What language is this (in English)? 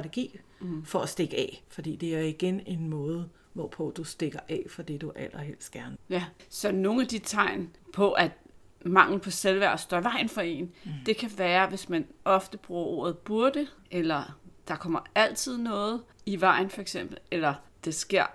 Danish